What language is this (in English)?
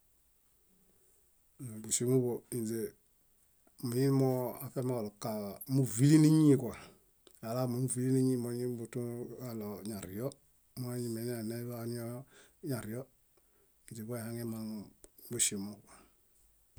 Bayot